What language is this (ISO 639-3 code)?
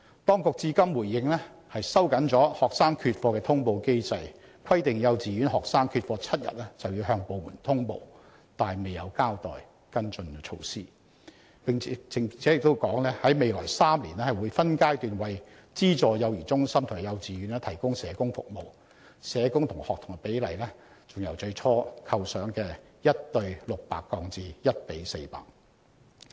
yue